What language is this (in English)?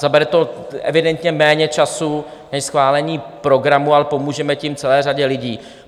Czech